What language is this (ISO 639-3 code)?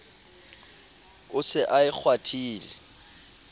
sot